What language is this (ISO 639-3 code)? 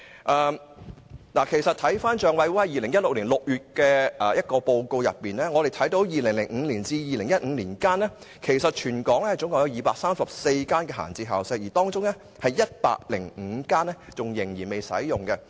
yue